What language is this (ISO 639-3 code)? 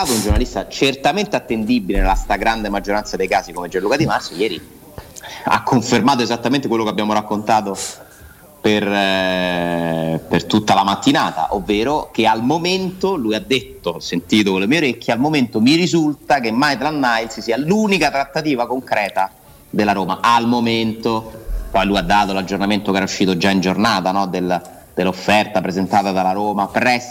ita